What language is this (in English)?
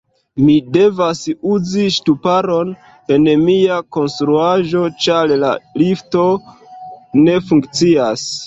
Esperanto